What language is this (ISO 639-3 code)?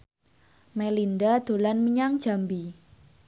jav